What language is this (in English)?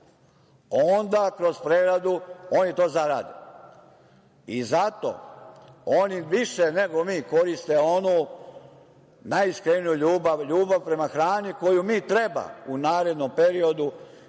Serbian